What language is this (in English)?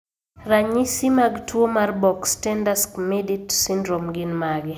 Luo (Kenya and Tanzania)